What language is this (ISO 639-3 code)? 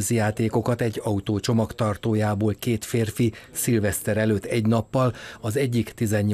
hun